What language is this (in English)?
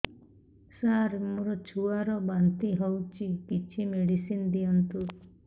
Odia